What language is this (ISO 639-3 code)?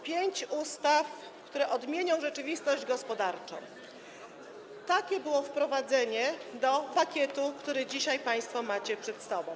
pol